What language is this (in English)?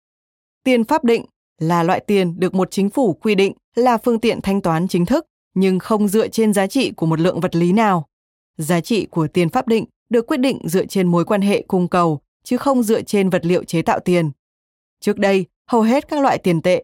Vietnamese